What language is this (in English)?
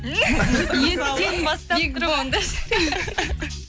Kazakh